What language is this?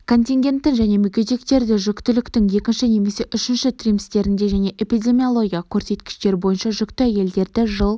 Kazakh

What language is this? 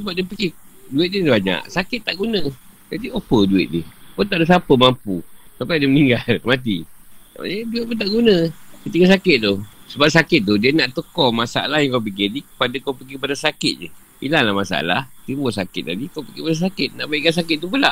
Malay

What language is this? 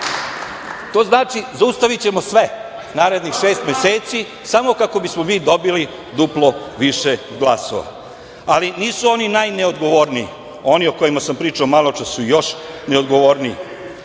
Serbian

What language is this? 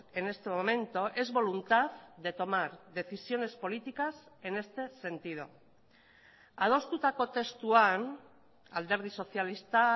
Spanish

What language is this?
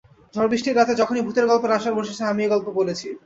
Bangla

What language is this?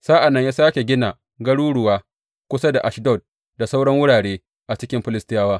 Hausa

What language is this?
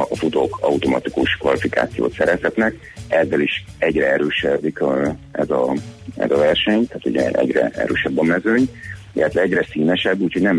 Hungarian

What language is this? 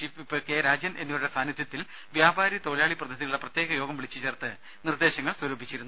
Malayalam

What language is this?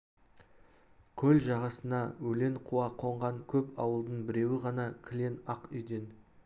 Kazakh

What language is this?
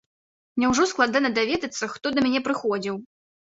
Belarusian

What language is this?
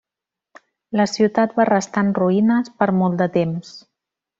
Catalan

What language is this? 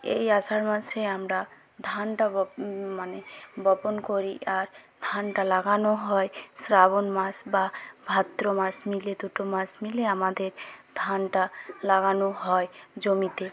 Bangla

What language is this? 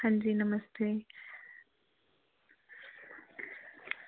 Dogri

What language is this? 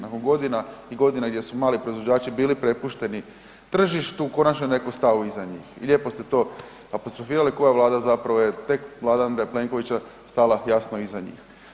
Croatian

